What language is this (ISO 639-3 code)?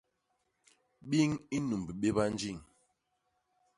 bas